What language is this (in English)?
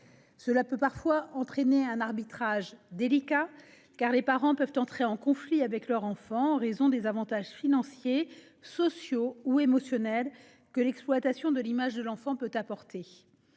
French